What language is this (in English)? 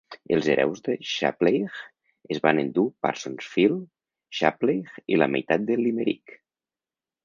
Catalan